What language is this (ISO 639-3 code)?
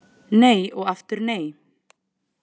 isl